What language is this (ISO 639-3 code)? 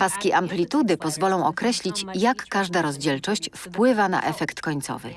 pol